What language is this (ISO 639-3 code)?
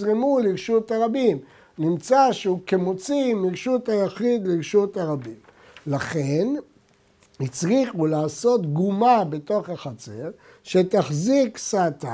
heb